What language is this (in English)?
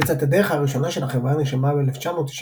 Hebrew